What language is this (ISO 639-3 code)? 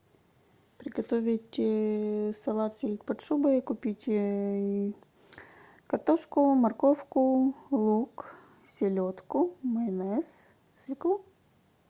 rus